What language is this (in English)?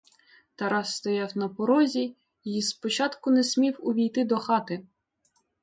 Ukrainian